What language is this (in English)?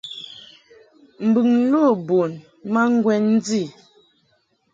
Mungaka